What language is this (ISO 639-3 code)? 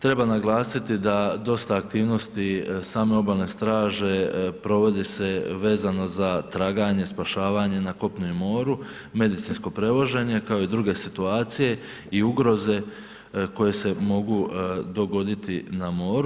hrv